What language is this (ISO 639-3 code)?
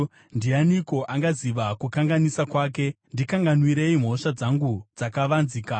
sna